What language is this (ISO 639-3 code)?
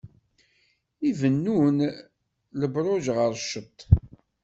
kab